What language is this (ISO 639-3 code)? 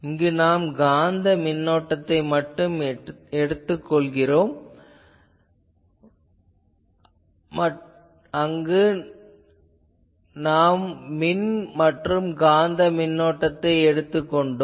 tam